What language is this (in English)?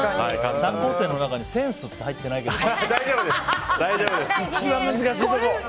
Japanese